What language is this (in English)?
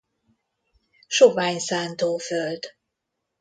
Hungarian